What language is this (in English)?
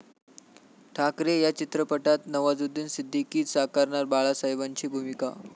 Marathi